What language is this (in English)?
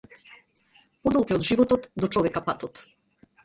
Macedonian